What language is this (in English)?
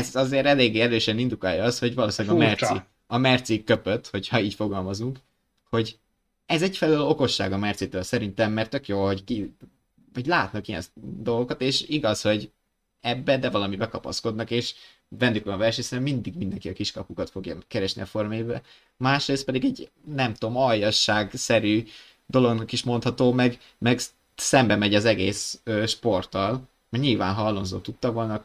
Hungarian